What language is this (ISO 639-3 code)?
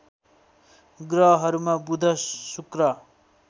nep